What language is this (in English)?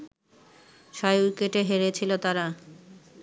Bangla